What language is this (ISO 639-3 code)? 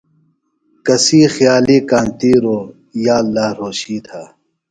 phl